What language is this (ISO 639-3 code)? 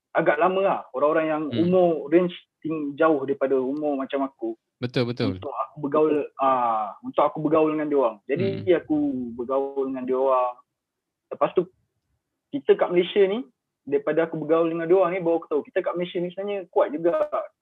msa